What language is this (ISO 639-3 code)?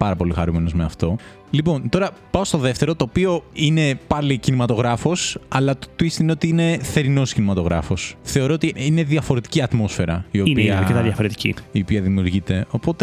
ell